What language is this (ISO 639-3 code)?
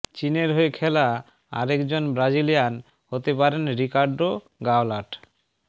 ben